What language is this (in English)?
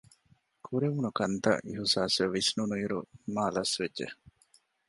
Divehi